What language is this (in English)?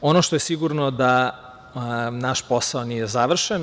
Serbian